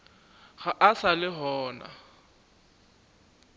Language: Northern Sotho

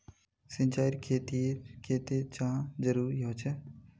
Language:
Magahi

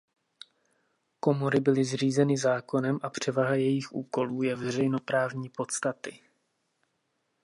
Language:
Czech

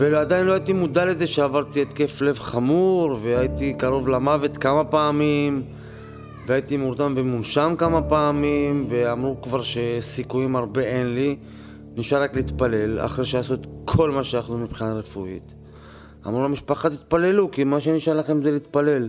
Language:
Hebrew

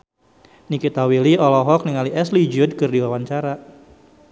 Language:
Sundanese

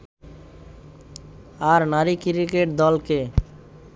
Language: Bangla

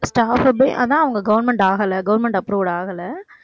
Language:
Tamil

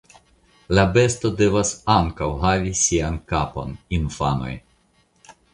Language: Esperanto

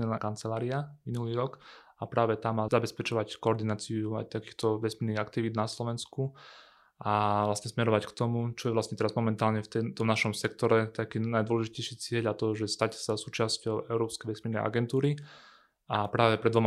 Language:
Slovak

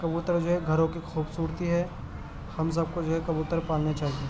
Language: Urdu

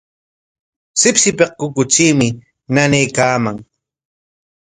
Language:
Corongo Ancash Quechua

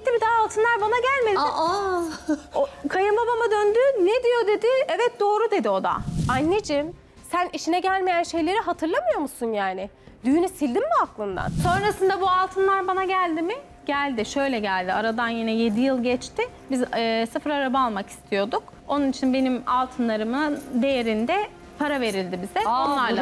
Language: Turkish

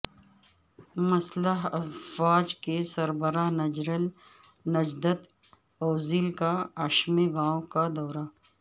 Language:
Urdu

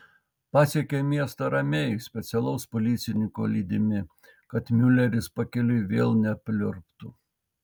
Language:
Lithuanian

